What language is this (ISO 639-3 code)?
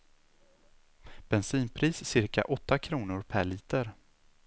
swe